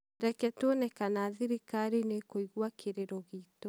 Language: Kikuyu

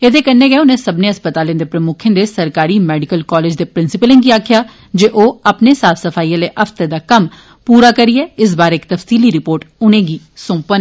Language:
Dogri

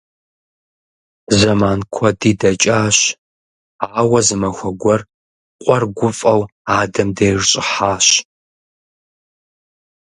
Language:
Kabardian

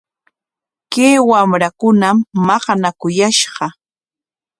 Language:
Corongo Ancash Quechua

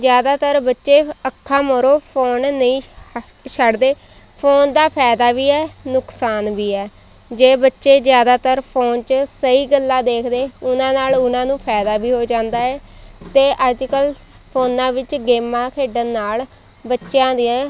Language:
Punjabi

